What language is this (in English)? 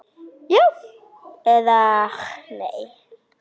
Icelandic